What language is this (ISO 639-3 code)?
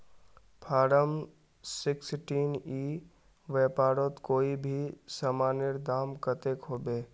mag